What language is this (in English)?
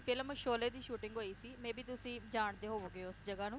Punjabi